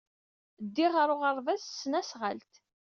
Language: Kabyle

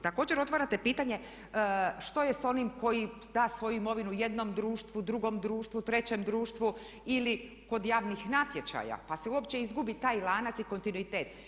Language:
Croatian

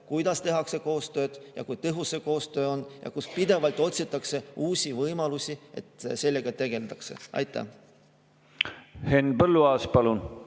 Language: Estonian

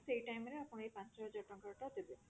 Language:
Odia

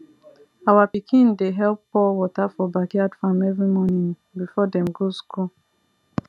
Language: Nigerian Pidgin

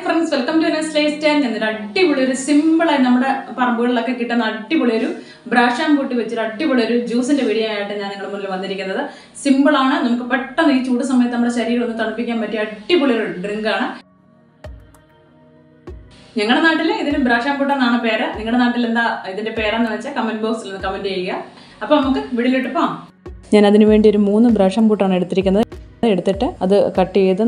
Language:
Arabic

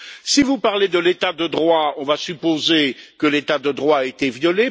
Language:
French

